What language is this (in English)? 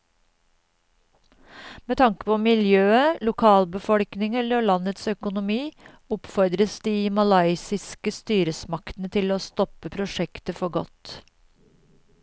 Norwegian